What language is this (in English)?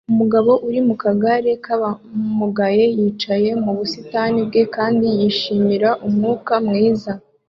Kinyarwanda